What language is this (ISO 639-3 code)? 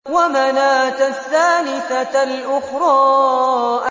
ara